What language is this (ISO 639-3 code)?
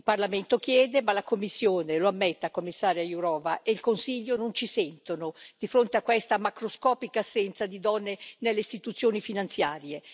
ita